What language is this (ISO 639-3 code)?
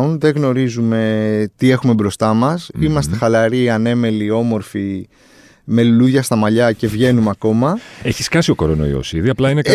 ell